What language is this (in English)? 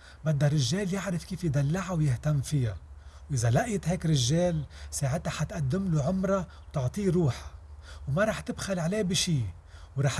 Arabic